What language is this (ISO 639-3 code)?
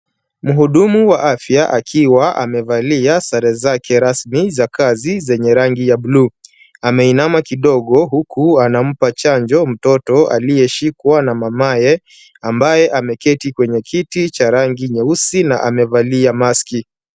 swa